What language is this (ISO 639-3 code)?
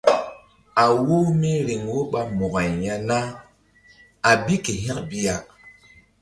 mdd